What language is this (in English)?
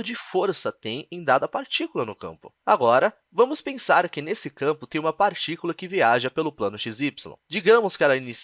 Portuguese